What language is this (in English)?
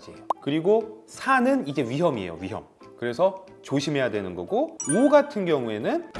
Korean